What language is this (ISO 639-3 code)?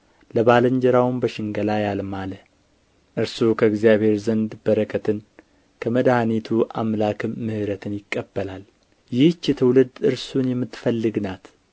amh